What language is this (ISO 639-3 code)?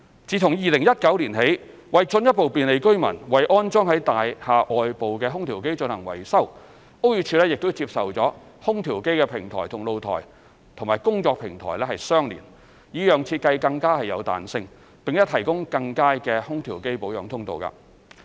yue